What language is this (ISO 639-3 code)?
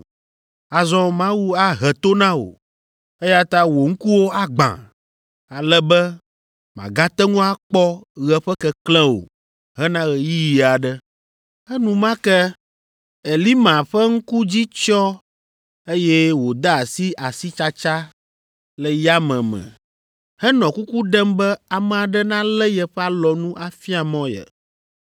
ewe